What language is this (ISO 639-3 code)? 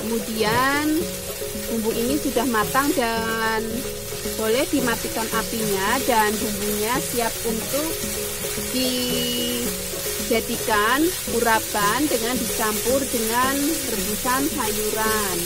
ind